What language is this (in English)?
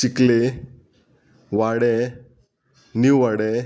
Konkani